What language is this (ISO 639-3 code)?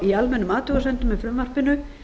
isl